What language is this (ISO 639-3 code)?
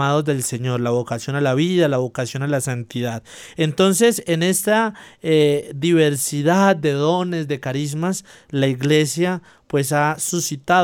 spa